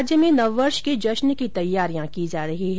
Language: Hindi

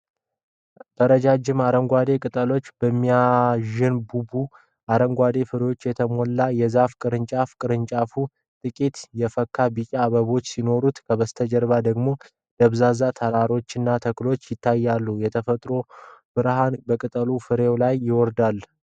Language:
Amharic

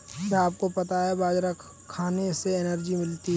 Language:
Hindi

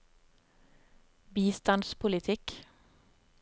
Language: Norwegian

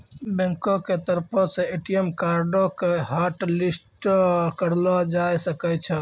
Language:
Maithili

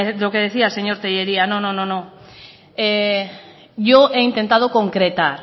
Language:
Spanish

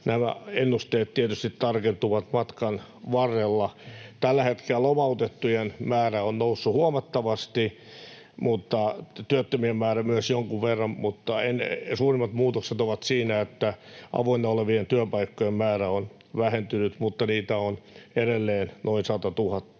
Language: Finnish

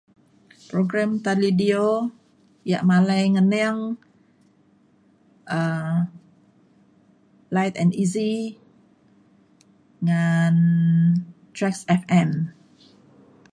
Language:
Mainstream Kenyah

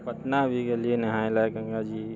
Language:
Maithili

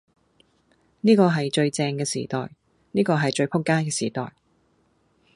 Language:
Cantonese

